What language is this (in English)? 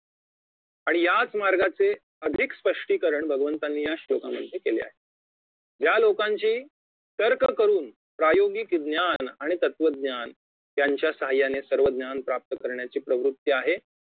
Marathi